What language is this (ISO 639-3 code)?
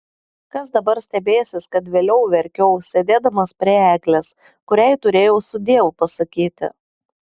lit